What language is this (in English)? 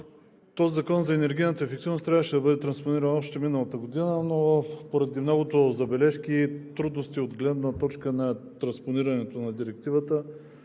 Bulgarian